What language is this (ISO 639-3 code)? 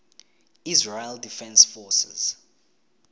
tsn